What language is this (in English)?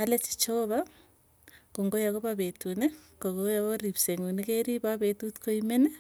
Tugen